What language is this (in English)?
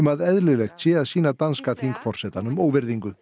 Icelandic